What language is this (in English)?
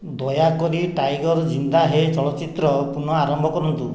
Odia